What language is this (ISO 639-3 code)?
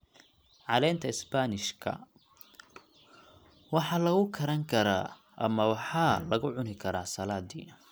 som